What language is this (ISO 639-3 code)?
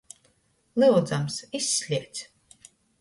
ltg